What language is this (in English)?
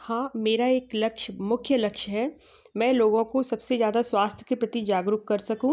Hindi